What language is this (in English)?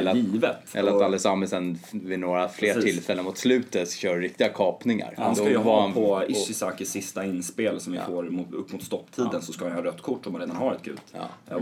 Swedish